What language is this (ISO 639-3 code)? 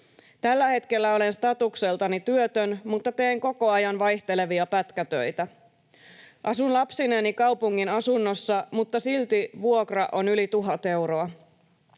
fin